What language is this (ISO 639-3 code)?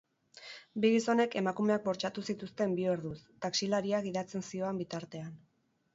eus